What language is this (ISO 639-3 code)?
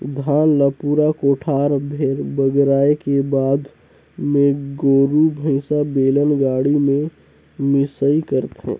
hne